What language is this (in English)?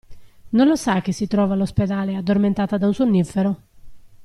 Italian